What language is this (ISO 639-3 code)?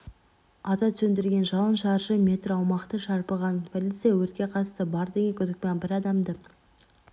kaz